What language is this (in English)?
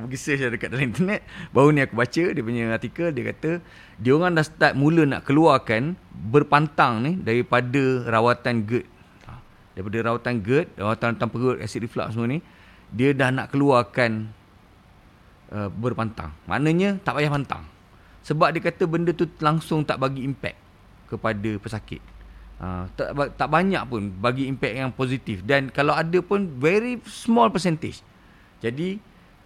Malay